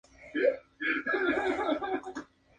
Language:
Spanish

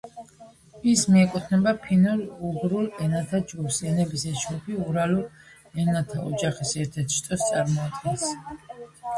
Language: Georgian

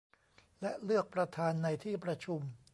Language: Thai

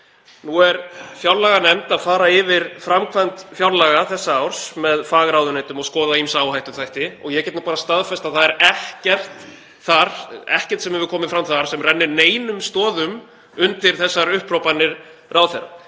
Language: Icelandic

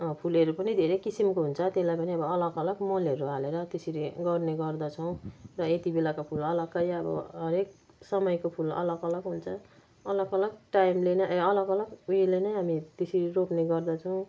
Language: Nepali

